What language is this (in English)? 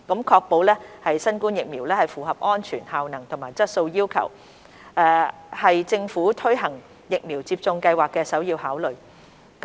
Cantonese